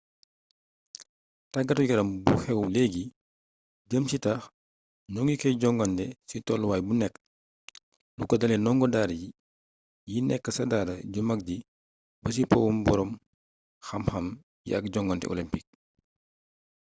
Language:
Wolof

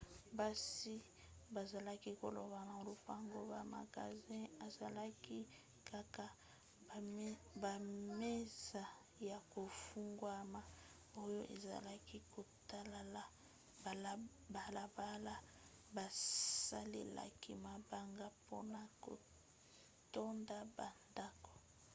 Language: Lingala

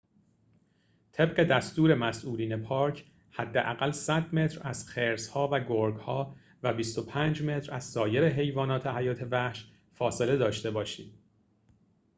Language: Persian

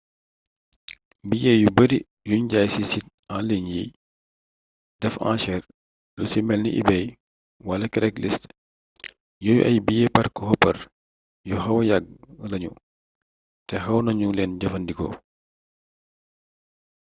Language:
Wolof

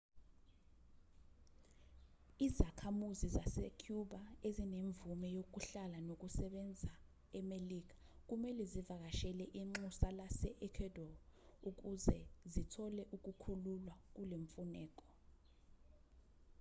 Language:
Zulu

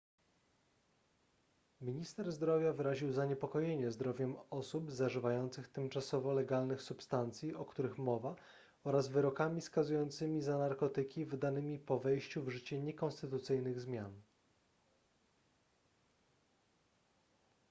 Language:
Polish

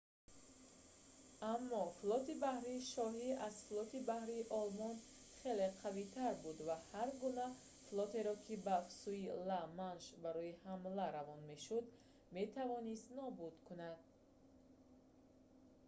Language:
Tajik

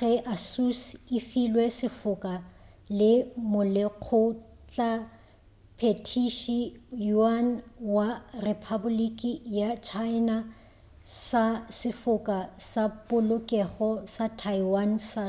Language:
Northern Sotho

